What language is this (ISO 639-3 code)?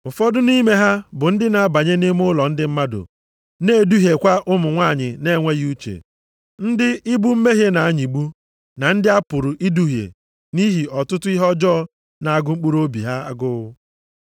ibo